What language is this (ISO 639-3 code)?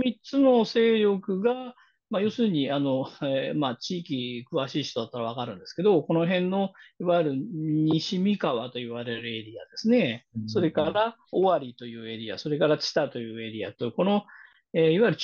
jpn